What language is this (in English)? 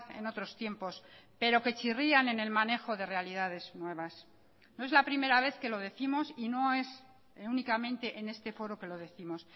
Spanish